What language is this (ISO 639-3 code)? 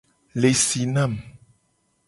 gej